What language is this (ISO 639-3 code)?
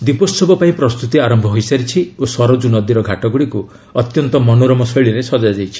ori